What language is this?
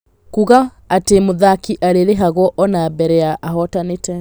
Kikuyu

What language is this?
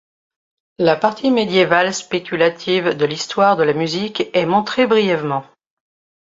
French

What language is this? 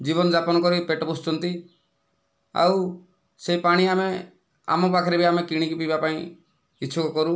Odia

